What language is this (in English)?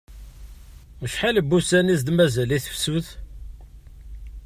Kabyle